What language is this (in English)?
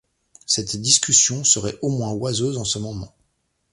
French